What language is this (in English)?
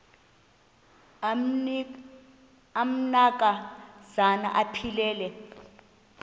Xhosa